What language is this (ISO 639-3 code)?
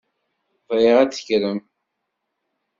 kab